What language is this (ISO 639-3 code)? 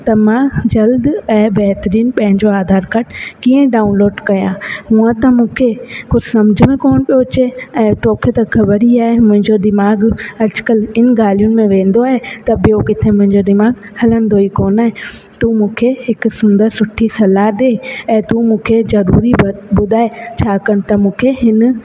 snd